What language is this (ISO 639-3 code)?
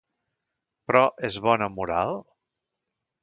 cat